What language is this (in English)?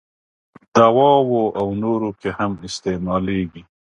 Pashto